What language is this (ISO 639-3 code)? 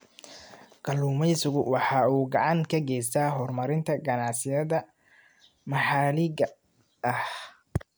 som